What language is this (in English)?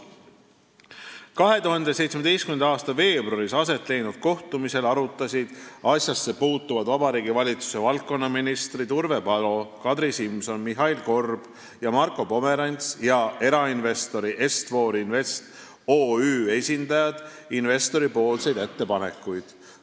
Estonian